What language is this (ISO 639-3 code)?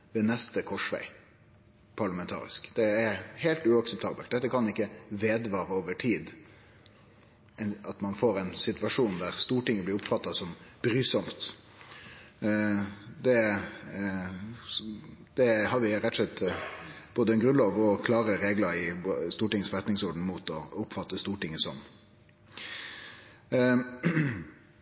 nno